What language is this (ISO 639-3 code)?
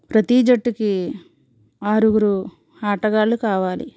tel